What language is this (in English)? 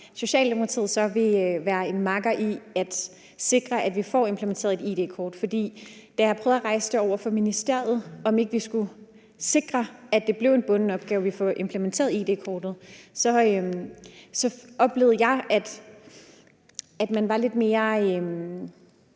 Danish